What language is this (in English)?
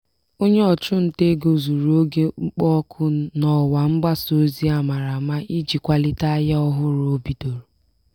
Igbo